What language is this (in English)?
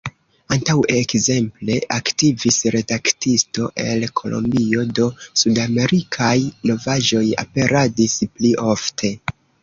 Esperanto